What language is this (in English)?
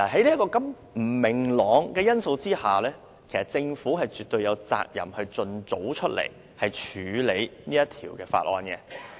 Cantonese